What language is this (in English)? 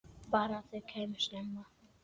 Icelandic